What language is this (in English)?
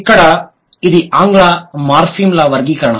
Telugu